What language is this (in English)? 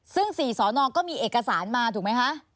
Thai